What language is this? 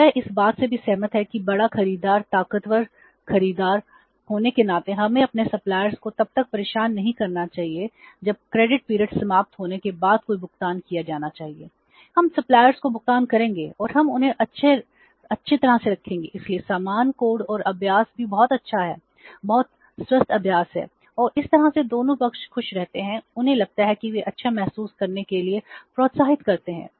Hindi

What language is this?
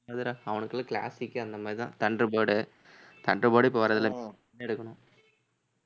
Tamil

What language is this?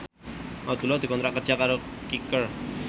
Javanese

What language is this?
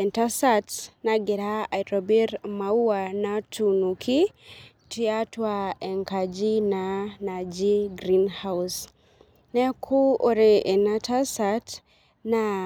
Masai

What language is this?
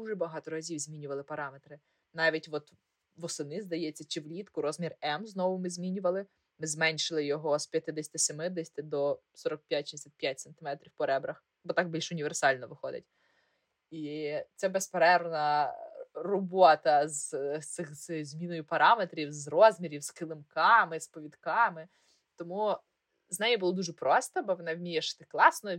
Ukrainian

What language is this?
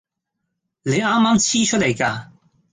Cantonese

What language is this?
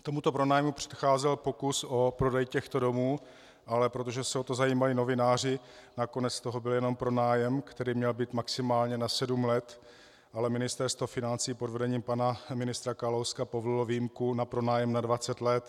Czech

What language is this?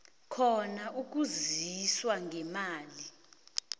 South Ndebele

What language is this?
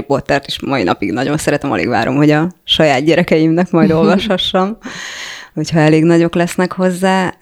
Hungarian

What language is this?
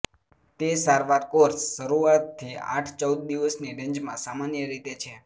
Gujarati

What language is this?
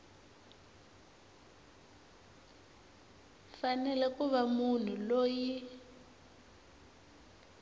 Tsonga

